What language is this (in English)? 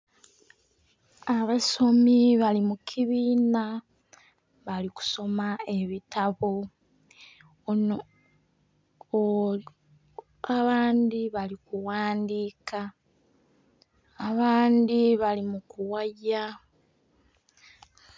Soga